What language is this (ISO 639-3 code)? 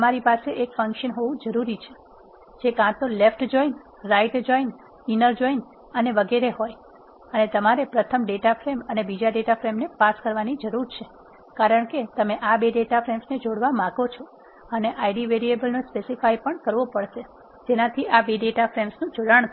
guj